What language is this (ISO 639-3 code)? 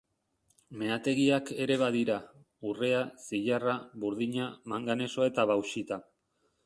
eus